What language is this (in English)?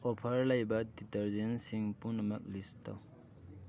Manipuri